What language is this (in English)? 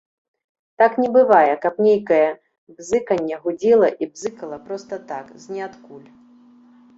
Belarusian